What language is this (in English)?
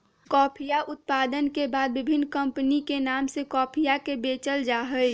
Magahi